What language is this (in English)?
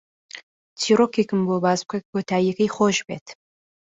Central Kurdish